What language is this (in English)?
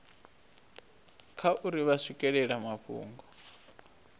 Venda